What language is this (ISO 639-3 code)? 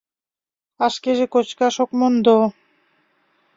chm